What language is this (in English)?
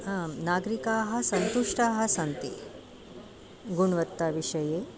Sanskrit